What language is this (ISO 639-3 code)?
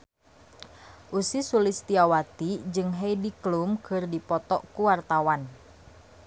sun